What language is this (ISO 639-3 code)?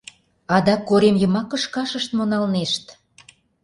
chm